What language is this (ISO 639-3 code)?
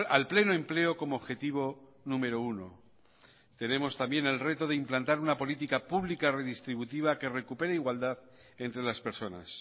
spa